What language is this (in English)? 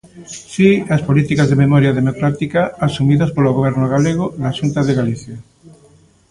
Galician